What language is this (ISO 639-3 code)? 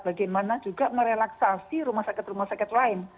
ind